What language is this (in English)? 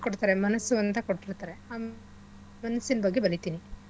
Kannada